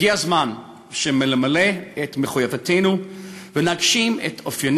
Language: Hebrew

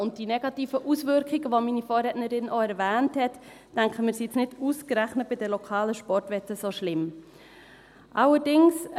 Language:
Swiss German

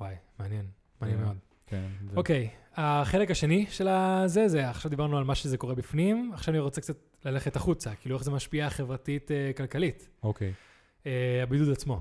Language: Hebrew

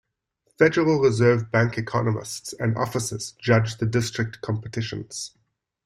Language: English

